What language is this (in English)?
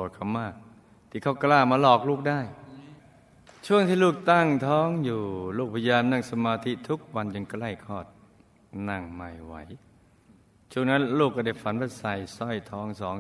Thai